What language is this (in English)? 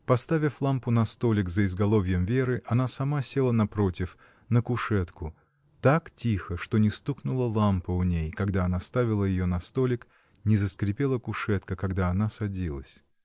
Russian